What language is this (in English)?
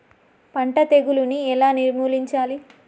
Telugu